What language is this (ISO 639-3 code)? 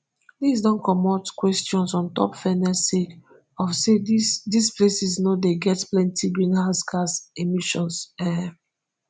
pcm